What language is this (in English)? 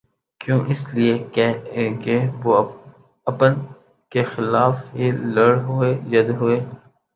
Urdu